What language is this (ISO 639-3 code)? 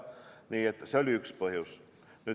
est